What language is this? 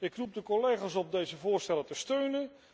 Dutch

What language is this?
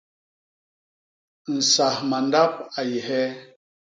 Basaa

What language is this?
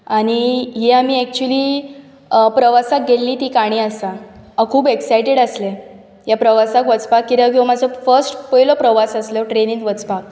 Konkani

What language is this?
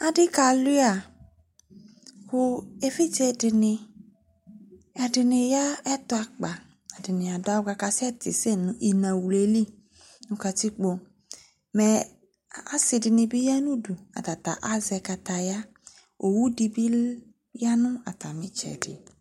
Ikposo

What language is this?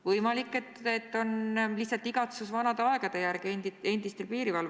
Estonian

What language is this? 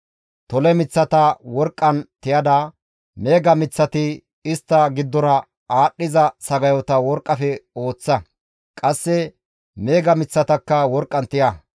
Gamo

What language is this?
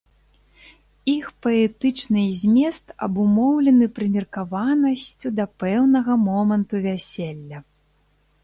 Belarusian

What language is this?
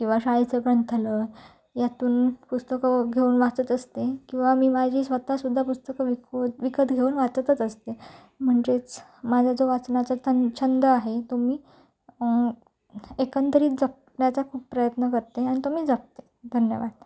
Marathi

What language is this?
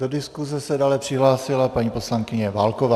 Czech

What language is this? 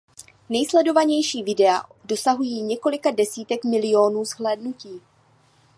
Czech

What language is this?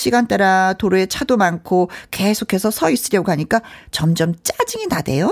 Korean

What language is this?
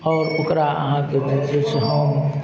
Maithili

